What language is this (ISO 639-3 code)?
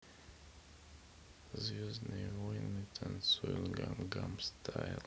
rus